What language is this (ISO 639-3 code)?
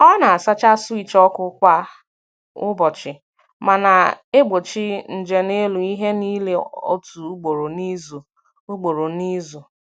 ibo